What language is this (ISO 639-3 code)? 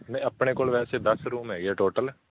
pan